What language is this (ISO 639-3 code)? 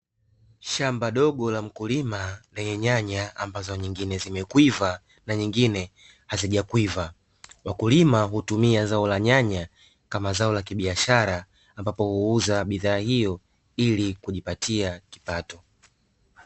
swa